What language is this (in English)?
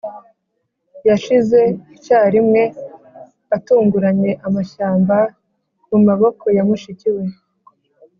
Kinyarwanda